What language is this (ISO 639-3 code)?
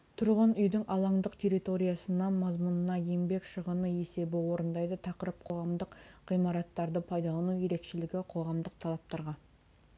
kaz